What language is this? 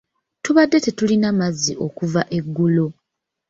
Ganda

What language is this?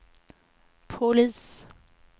Swedish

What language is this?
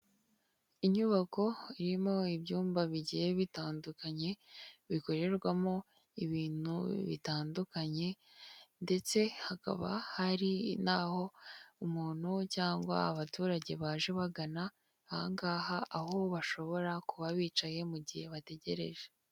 Kinyarwanda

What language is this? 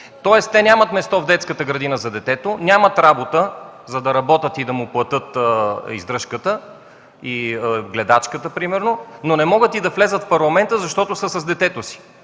Bulgarian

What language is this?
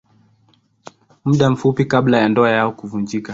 Swahili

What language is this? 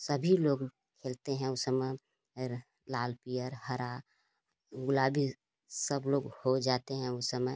Hindi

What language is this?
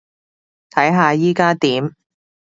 Cantonese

